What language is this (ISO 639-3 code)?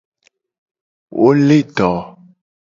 gej